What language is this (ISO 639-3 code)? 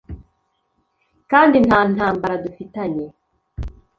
kin